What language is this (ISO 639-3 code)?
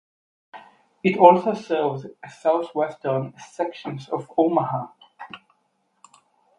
eng